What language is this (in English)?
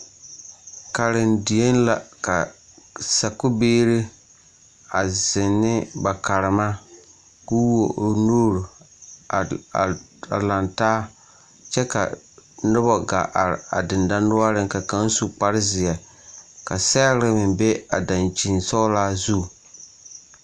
Southern Dagaare